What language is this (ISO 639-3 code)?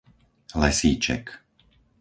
slk